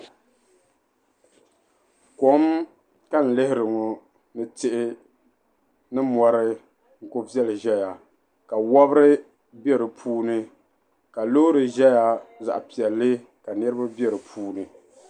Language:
Dagbani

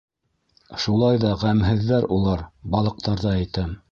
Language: Bashkir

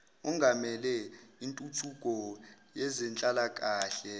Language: Zulu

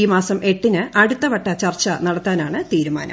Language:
Malayalam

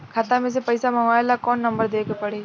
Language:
Bhojpuri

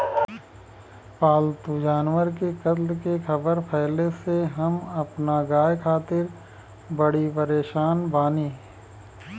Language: Bhojpuri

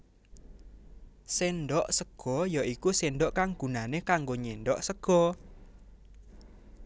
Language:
Javanese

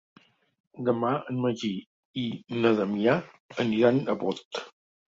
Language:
Catalan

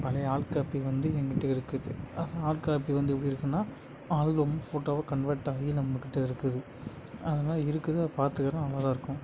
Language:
Tamil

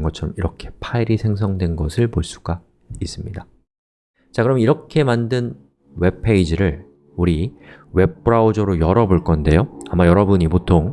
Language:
Korean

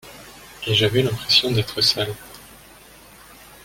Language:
French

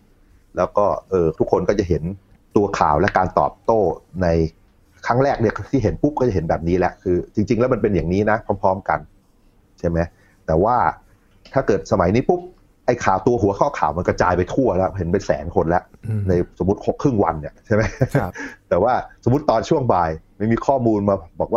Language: Thai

